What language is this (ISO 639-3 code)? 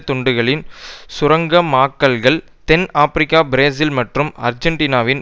tam